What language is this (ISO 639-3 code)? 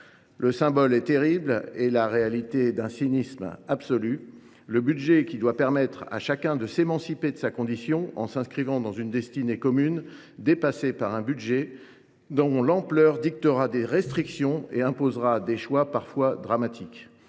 fra